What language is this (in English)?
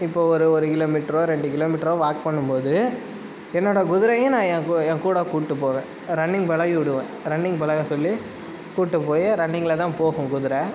Tamil